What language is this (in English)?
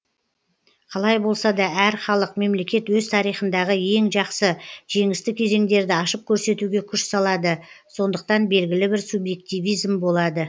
Kazakh